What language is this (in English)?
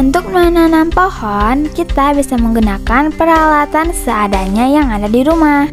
Indonesian